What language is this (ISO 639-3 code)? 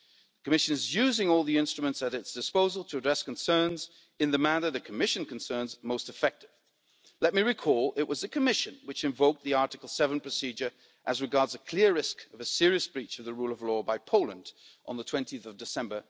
eng